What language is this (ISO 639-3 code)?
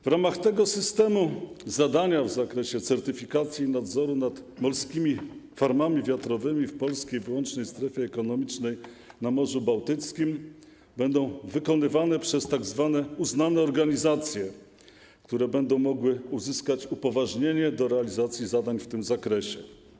pol